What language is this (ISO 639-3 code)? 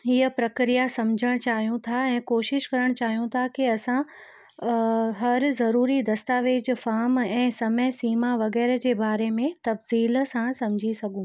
snd